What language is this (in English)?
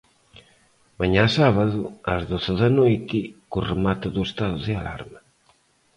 Galician